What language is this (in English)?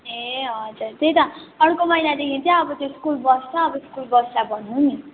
Nepali